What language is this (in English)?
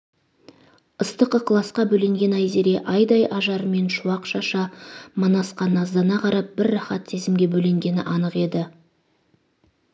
Kazakh